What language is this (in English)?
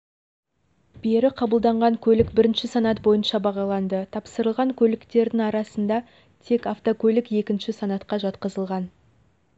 Kazakh